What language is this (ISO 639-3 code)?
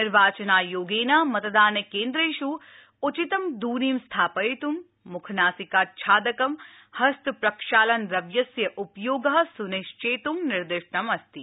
san